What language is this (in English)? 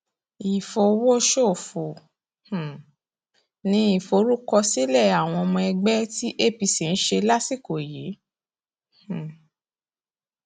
Yoruba